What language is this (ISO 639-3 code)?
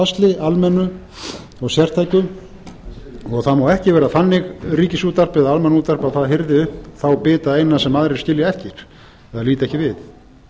isl